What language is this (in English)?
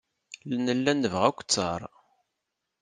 Kabyle